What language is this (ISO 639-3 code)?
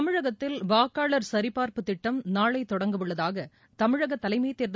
tam